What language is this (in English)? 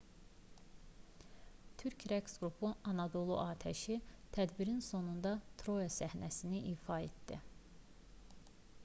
Azerbaijani